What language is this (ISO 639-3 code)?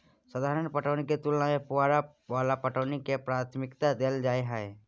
mai